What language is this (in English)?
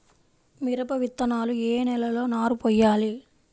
Telugu